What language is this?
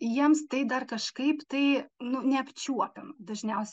Lithuanian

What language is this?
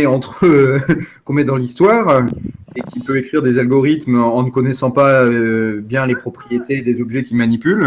French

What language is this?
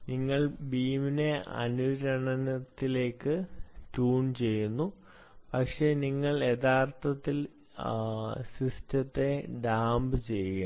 Malayalam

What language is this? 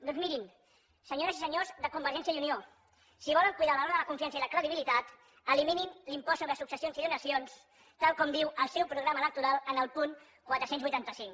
Catalan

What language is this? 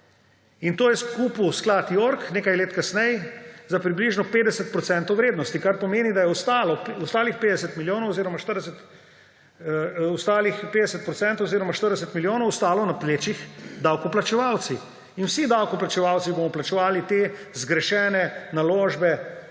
Slovenian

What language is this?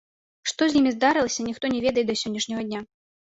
Belarusian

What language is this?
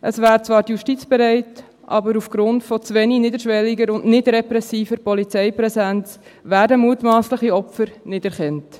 Swiss German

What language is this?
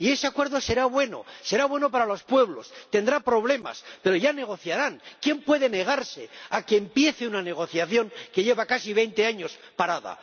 Spanish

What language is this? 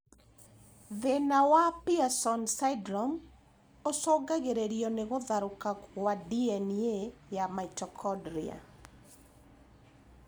Kikuyu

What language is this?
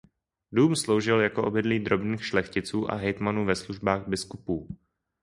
Czech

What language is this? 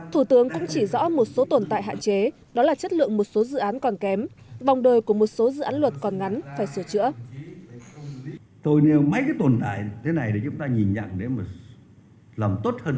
Vietnamese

